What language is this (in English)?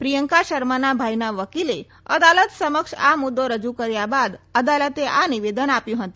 Gujarati